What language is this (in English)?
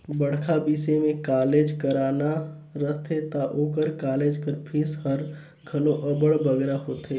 Chhattisgarhi